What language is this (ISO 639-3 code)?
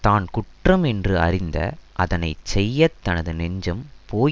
tam